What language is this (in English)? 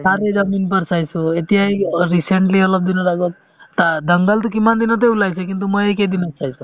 Assamese